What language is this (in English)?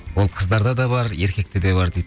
Kazakh